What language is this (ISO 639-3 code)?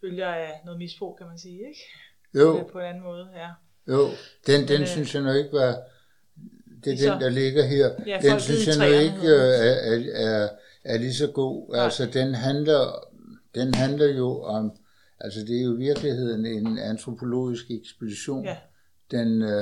dan